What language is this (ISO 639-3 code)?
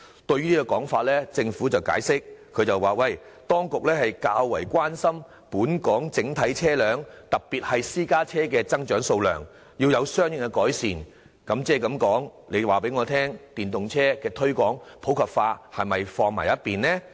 yue